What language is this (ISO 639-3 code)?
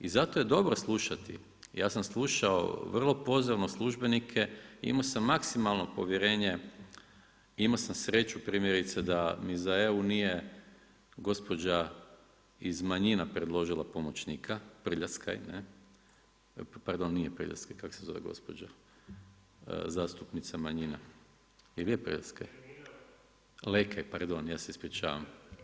hrv